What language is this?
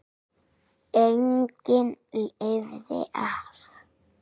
Icelandic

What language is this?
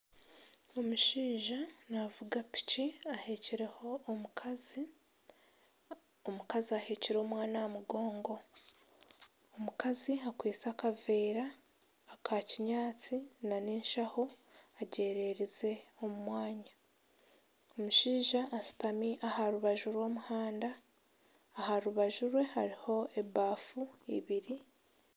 Nyankole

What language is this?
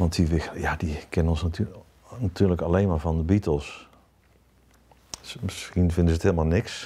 Dutch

